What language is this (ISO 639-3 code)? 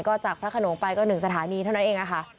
tha